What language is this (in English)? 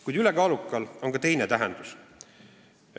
Estonian